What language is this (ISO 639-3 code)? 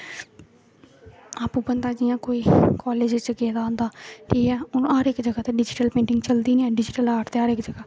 doi